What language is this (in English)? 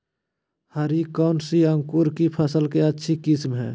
Magahi